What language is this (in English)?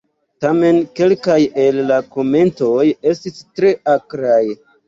Esperanto